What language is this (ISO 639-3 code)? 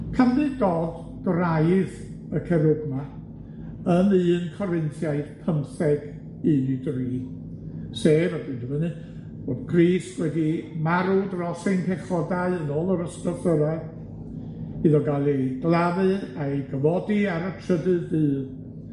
cym